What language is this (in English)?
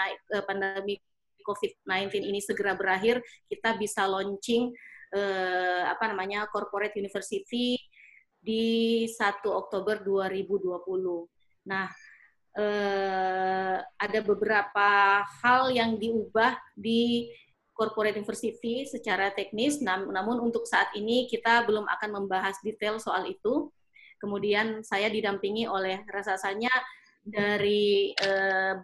Indonesian